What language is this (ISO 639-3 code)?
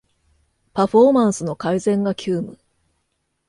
jpn